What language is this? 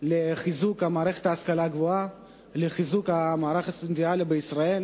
Hebrew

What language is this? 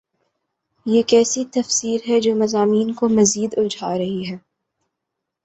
Urdu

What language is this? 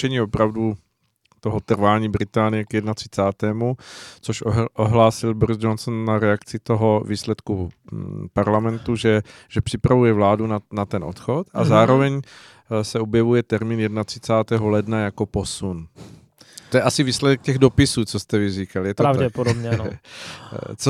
Czech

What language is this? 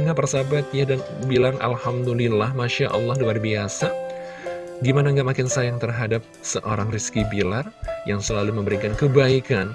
Indonesian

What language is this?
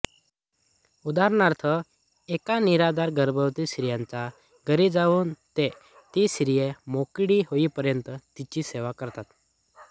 Marathi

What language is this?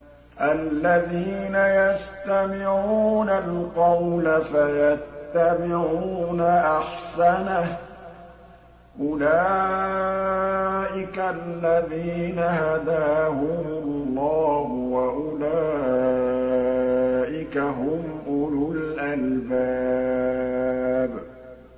Arabic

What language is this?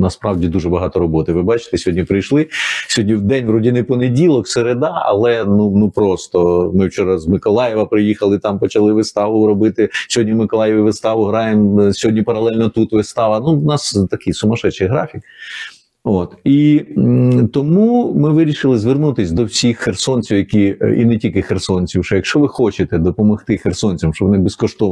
Ukrainian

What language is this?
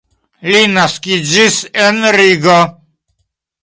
Esperanto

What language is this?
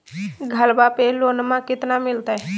Magahi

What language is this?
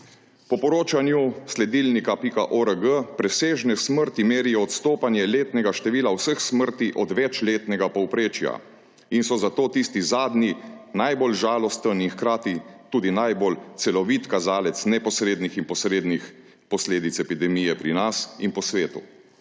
Slovenian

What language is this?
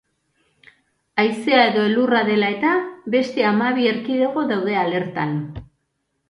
Basque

